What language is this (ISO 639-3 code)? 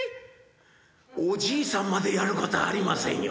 jpn